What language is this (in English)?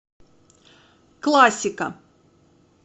Russian